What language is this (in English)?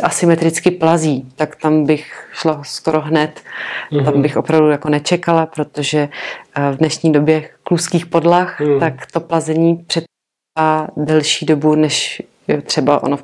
Czech